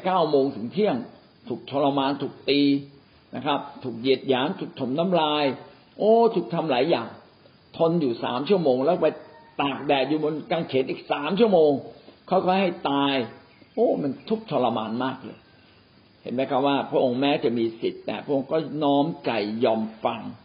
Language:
Thai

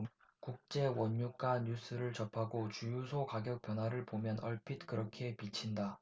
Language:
Korean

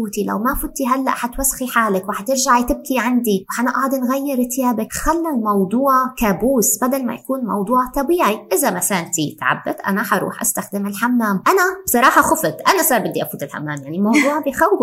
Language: Arabic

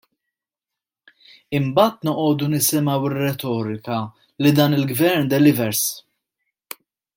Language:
Maltese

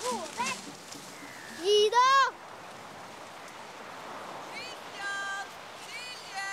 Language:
Norwegian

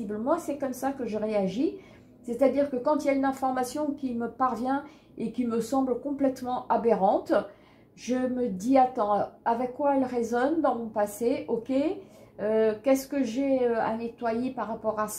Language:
French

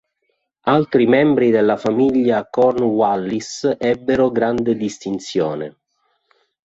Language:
Italian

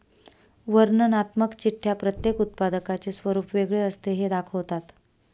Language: Marathi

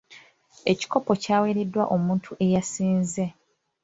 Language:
Ganda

